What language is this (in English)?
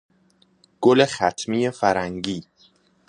Persian